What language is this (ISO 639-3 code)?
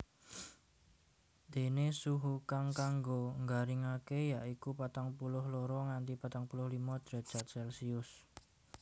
jav